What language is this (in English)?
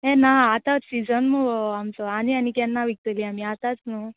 Konkani